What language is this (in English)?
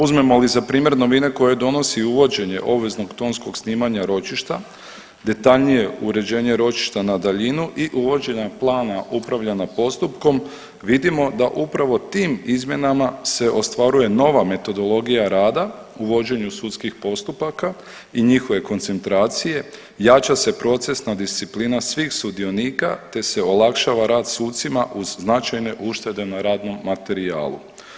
Croatian